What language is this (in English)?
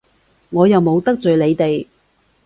Cantonese